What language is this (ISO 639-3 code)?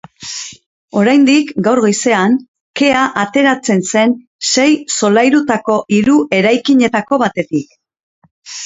eus